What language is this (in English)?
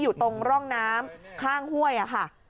Thai